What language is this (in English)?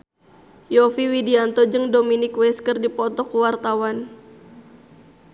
Sundanese